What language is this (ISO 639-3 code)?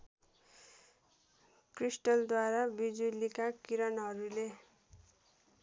nep